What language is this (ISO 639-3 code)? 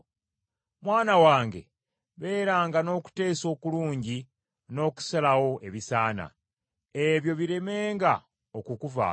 lug